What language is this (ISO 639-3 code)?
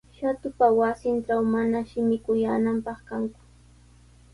qws